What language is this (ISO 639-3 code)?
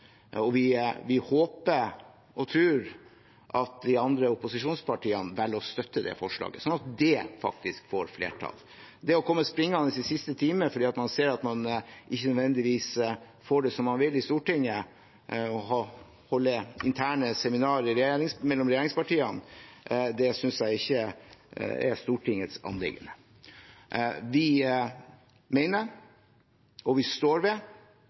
nob